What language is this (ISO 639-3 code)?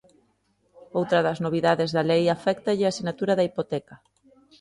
glg